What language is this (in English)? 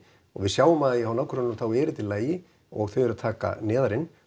Icelandic